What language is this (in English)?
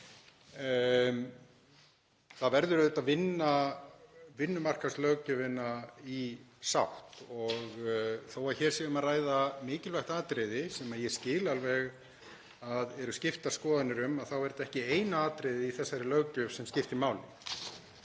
Icelandic